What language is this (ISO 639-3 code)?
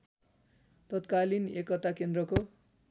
nep